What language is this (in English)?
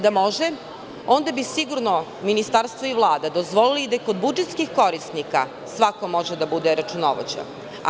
Serbian